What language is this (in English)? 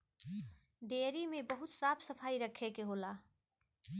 Bhojpuri